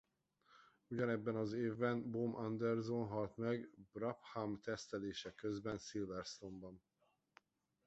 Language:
Hungarian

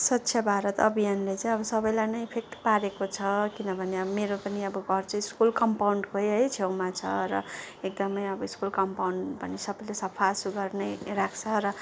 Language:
Nepali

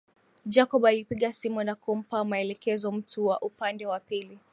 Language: Swahili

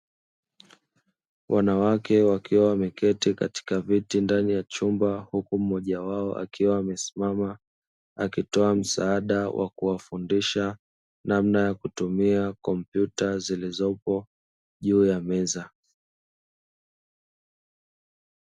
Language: Swahili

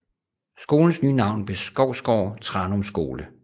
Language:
Danish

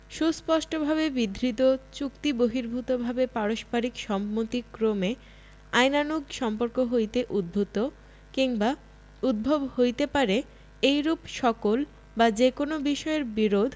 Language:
Bangla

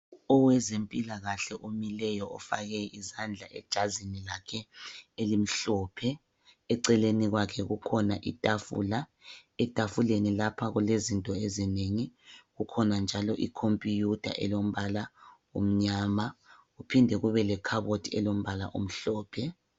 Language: North Ndebele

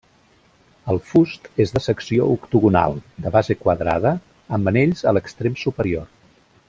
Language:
Catalan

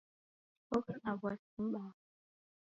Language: Taita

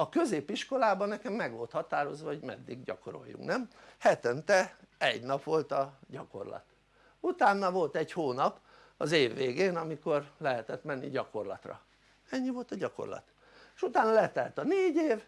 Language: Hungarian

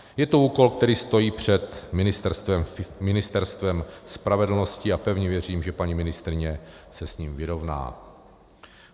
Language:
Czech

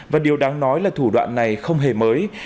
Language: Vietnamese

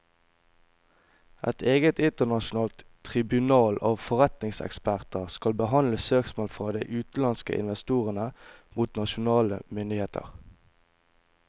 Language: Norwegian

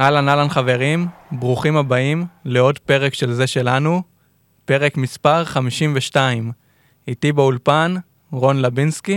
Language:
Hebrew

